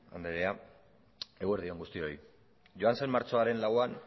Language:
Basque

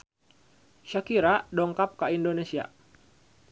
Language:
Sundanese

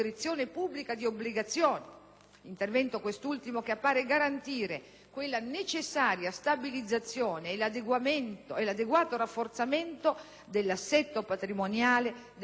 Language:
Italian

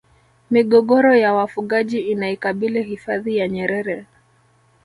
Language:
Swahili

